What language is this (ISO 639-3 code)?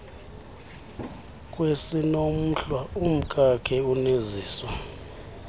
xho